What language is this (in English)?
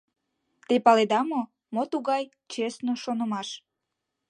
Mari